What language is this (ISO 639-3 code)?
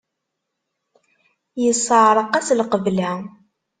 kab